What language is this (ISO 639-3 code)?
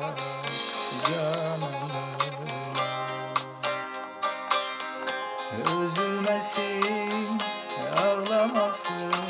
tur